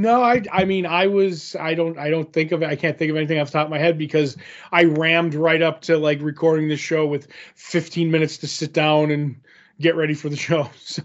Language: English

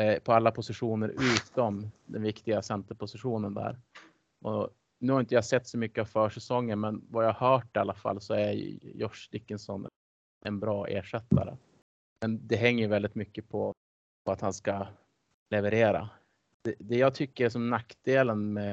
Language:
Swedish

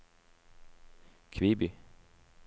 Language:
Norwegian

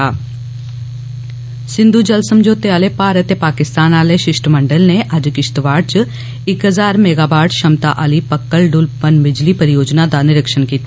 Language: Dogri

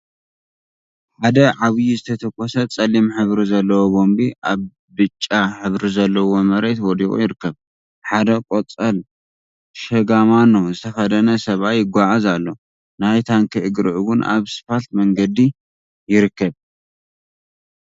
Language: Tigrinya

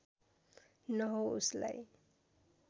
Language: Nepali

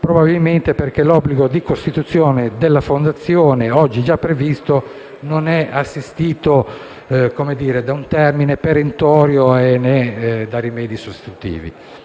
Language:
Italian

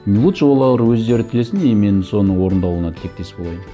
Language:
Kazakh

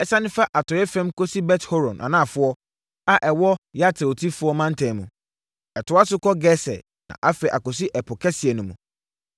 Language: Akan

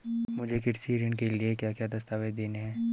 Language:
Hindi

